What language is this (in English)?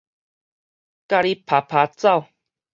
Min Nan Chinese